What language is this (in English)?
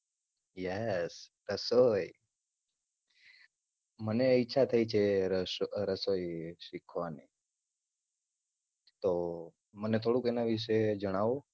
Gujarati